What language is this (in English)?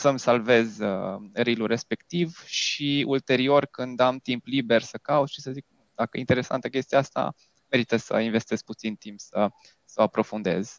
Romanian